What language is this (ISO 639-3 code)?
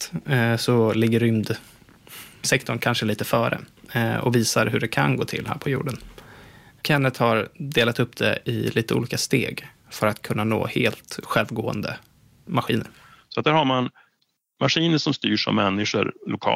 swe